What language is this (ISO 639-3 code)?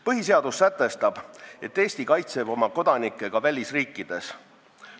est